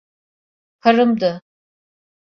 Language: Turkish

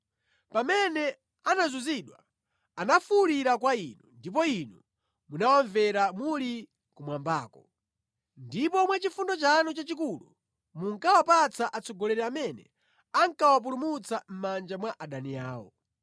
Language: Nyanja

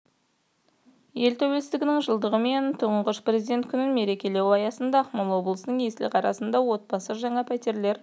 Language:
Kazakh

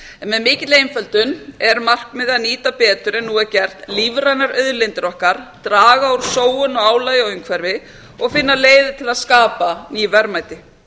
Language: Icelandic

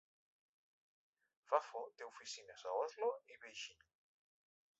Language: Catalan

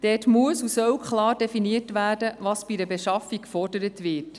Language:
Swiss German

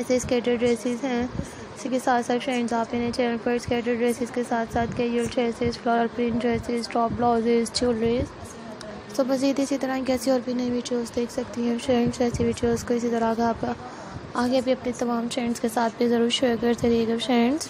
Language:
Hindi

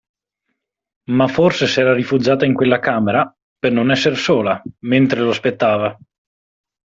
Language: Italian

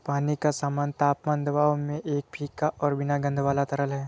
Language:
Hindi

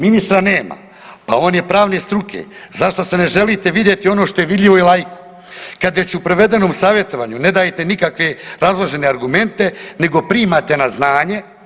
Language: Croatian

